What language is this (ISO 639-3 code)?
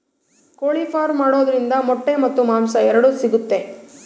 kan